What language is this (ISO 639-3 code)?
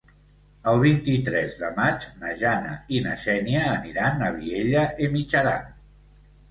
cat